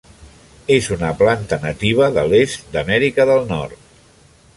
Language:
Catalan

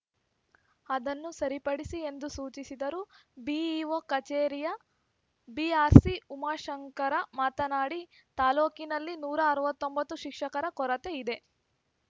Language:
Kannada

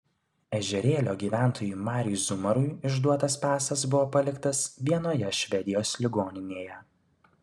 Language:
Lithuanian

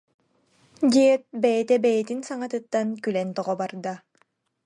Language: Yakut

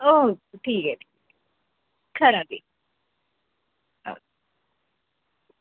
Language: Dogri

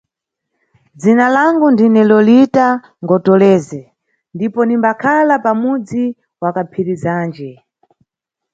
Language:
Nyungwe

